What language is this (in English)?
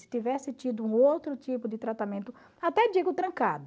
Portuguese